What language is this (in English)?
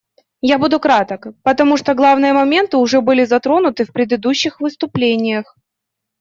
Russian